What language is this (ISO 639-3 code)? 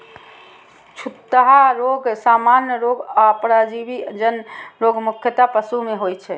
mai